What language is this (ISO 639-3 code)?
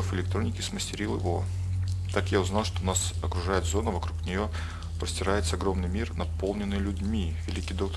rus